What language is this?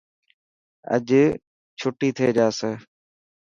Dhatki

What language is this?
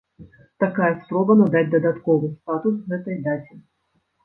Belarusian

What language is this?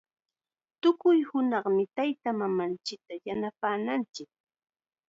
Chiquián Ancash Quechua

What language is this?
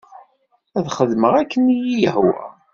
Kabyle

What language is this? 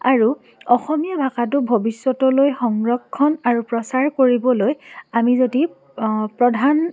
Assamese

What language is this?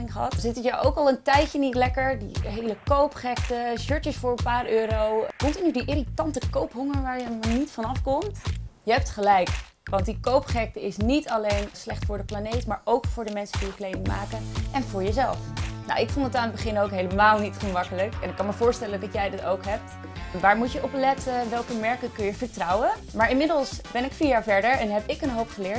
Dutch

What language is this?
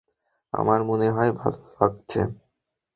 Bangla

